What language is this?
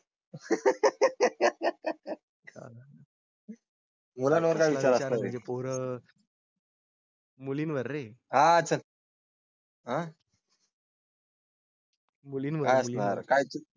Marathi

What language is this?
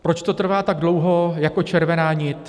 Czech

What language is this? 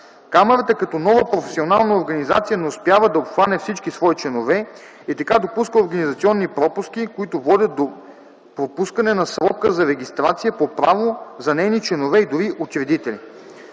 Bulgarian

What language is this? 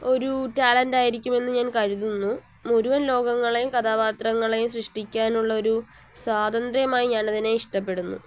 Malayalam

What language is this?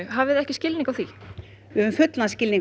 Icelandic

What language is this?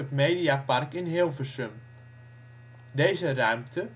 Dutch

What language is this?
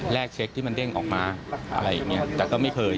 Thai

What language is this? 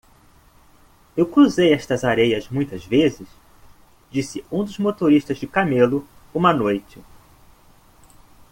Portuguese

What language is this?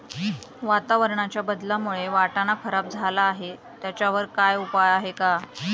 Marathi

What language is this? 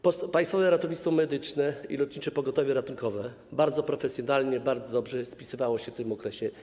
Polish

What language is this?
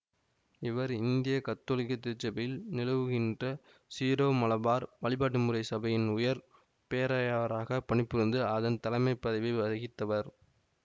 Tamil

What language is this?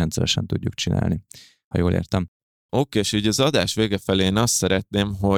Hungarian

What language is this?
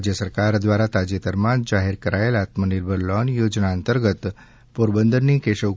Gujarati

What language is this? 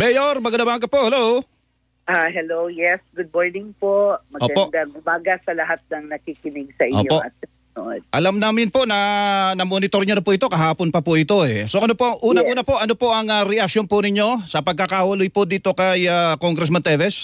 Filipino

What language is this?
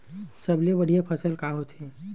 Chhattisgarhi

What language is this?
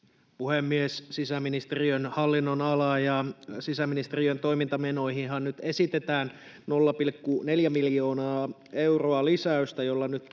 Finnish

